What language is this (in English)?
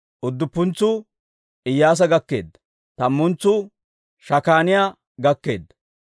Dawro